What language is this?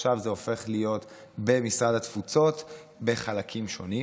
Hebrew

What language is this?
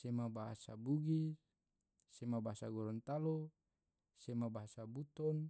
Tidore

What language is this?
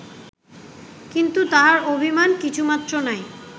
Bangla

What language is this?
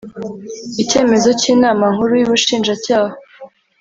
Kinyarwanda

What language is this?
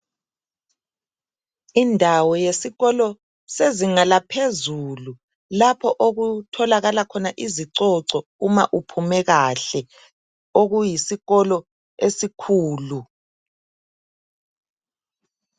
North Ndebele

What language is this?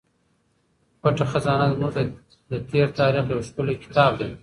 Pashto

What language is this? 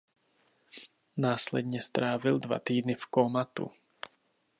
Czech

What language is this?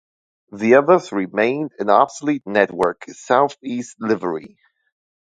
English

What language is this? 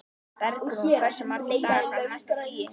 Icelandic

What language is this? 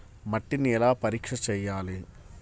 Telugu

